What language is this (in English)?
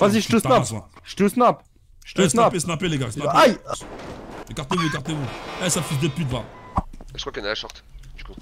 French